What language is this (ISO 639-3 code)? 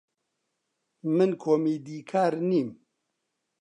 ckb